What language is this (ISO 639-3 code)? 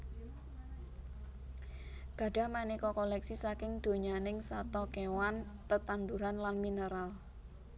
jav